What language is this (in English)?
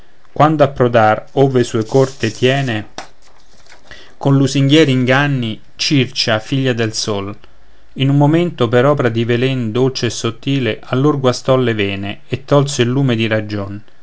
Italian